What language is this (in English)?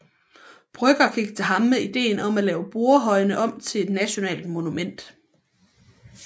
Danish